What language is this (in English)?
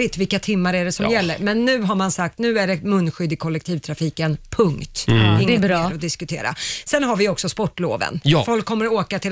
Swedish